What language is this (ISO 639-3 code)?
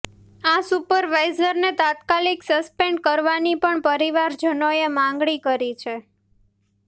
guj